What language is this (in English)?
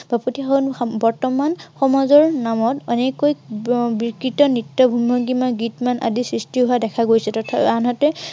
Assamese